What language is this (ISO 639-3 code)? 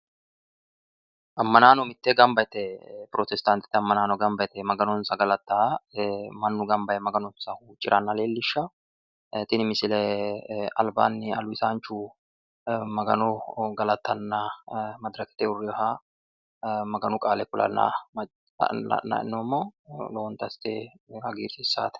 sid